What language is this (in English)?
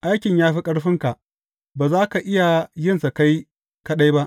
Hausa